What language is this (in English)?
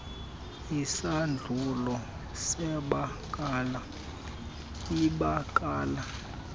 Xhosa